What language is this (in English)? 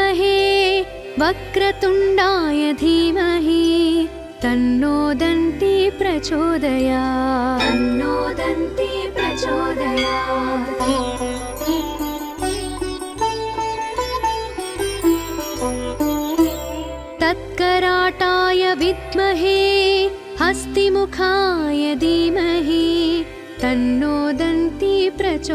Telugu